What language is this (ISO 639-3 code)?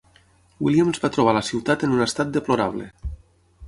cat